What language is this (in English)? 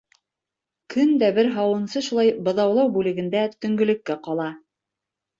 Bashkir